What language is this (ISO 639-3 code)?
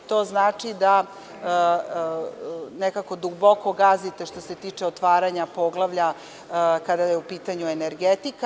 srp